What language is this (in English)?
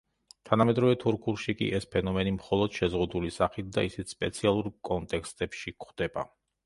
Georgian